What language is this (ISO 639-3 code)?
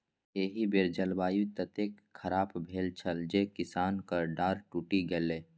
mai